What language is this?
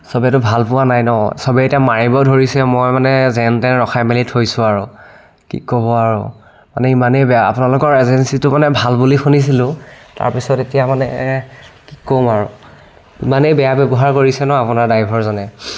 Assamese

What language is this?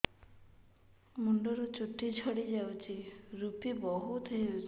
Odia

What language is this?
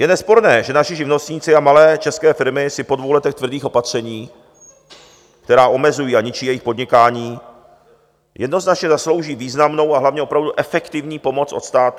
Czech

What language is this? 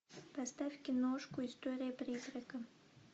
Russian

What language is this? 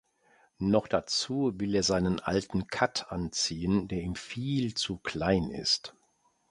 German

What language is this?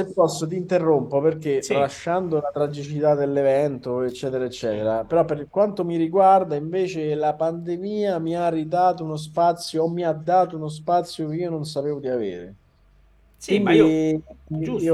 Italian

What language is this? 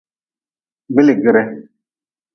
Nawdm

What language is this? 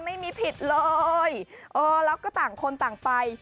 Thai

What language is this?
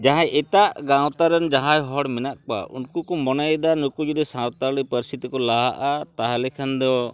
Santali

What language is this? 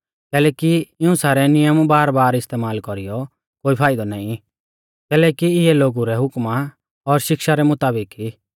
Mahasu Pahari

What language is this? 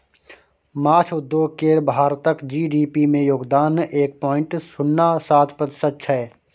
Maithili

